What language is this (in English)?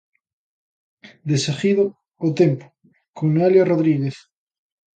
Galician